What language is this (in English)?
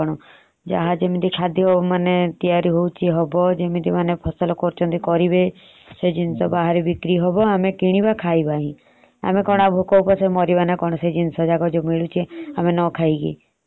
Odia